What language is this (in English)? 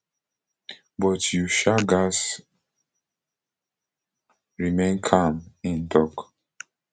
Nigerian Pidgin